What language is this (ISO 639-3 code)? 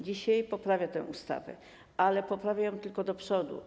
pol